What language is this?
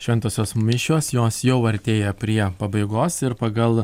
Lithuanian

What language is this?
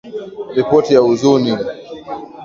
Swahili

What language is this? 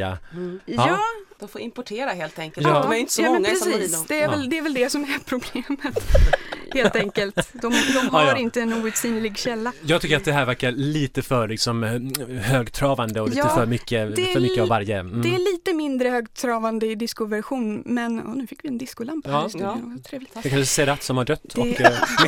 Swedish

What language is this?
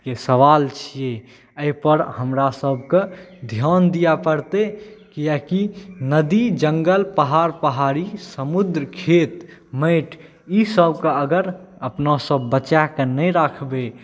Maithili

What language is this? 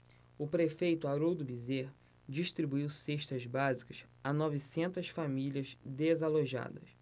Portuguese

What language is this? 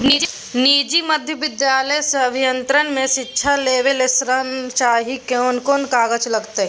Maithili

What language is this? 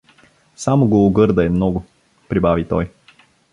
Bulgarian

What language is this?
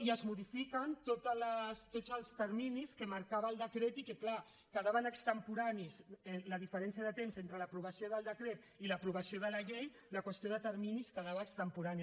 Catalan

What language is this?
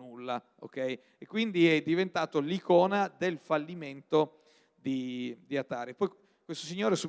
Italian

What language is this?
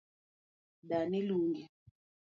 Luo (Kenya and Tanzania)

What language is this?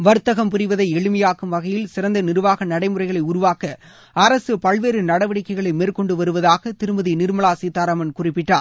Tamil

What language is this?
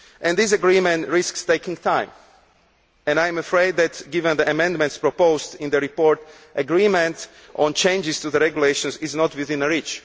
English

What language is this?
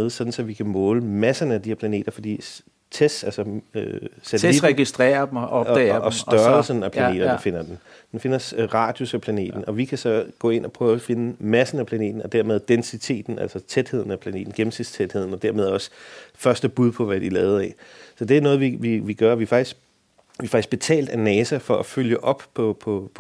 Danish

